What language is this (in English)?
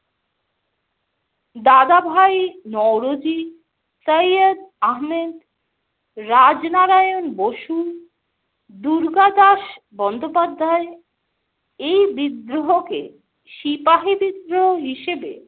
Bangla